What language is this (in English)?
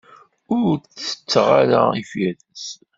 Kabyle